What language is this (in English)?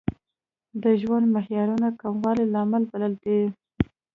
Pashto